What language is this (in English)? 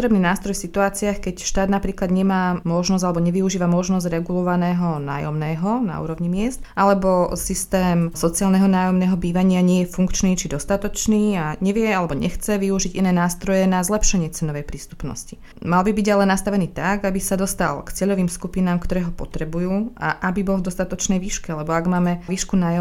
Slovak